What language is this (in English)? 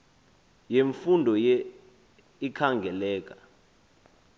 Xhosa